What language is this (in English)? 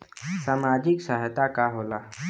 Bhojpuri